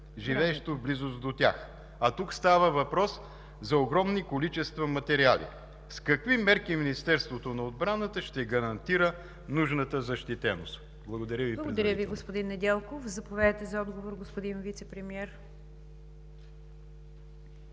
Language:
Bulgarian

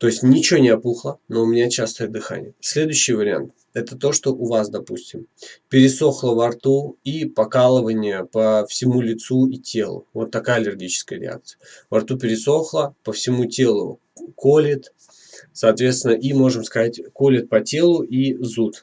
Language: Russian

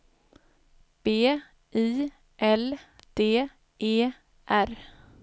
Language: Swedish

